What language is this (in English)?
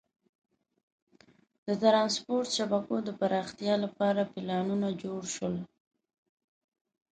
Pashto